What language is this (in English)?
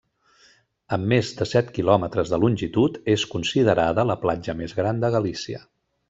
Catalan